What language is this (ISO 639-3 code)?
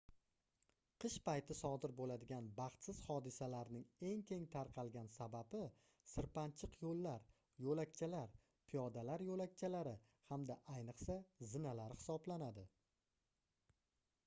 uzb